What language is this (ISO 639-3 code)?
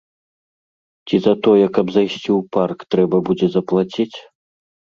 bel